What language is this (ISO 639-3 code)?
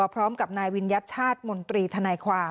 tha